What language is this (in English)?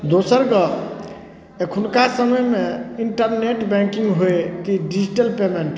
Maithili